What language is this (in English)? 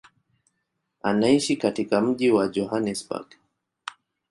Swahili